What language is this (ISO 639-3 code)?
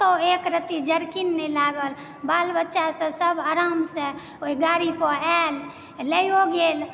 mai